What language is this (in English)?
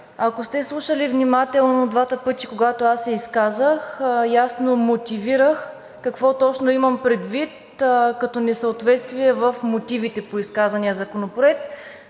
Bulgarian